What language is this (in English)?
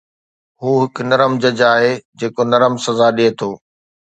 Sindhi